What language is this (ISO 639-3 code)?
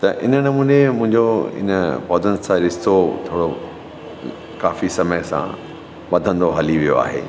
snd